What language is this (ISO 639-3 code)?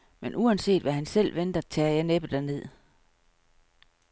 dan